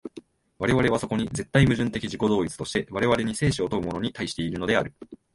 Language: Japanese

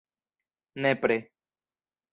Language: Esperanto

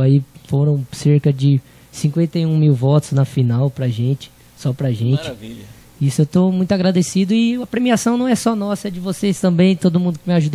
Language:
Portuguese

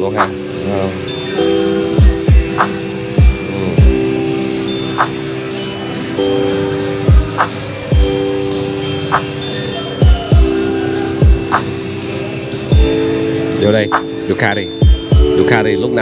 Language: Vietnamese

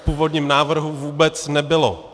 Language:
Czech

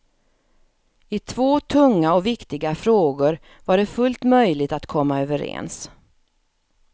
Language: Swedish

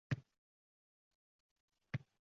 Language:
Uzbek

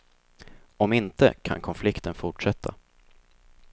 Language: Swedish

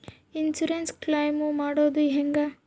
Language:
Kannada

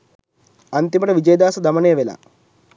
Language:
Sinhala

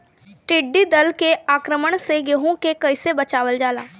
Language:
Bhojpuri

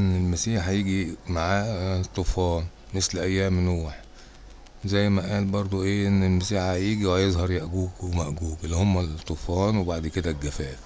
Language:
Arabic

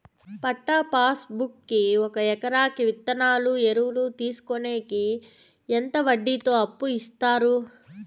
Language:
Telugu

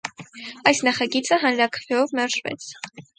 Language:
Armenian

